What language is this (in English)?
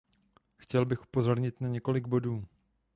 Czech